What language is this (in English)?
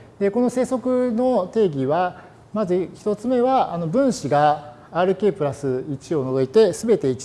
Japanese